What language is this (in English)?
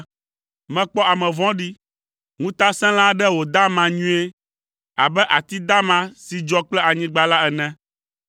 Ewe